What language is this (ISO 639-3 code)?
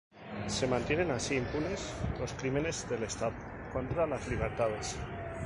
spa